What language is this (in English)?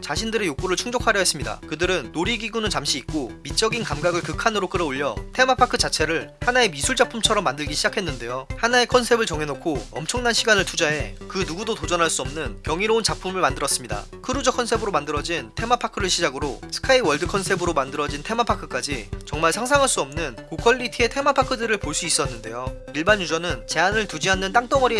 Korean